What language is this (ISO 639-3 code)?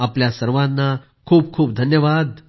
mar